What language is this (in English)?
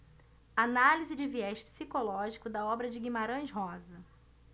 Portuguese